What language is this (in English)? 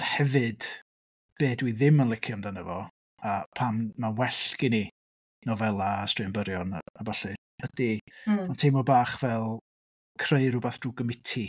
Welsh